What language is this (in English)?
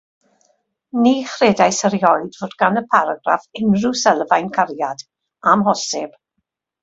Welsh